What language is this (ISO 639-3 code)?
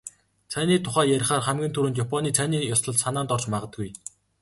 mon